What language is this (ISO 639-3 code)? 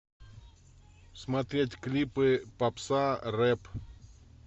rus